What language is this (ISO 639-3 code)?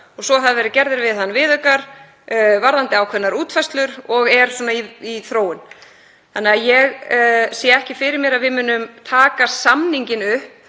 isl